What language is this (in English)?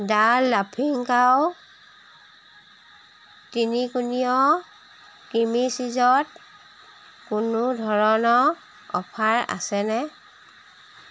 Assamese